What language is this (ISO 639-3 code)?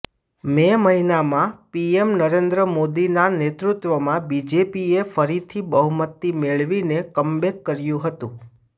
guj